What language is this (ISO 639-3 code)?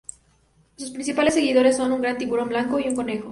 spa